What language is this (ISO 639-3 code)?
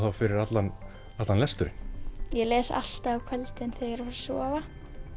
isl